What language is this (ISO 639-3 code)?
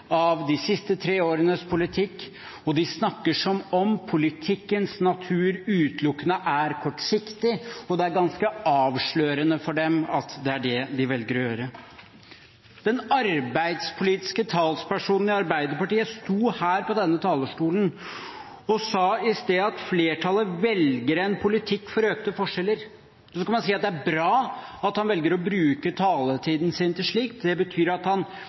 nob